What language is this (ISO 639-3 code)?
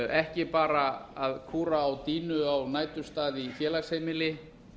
isl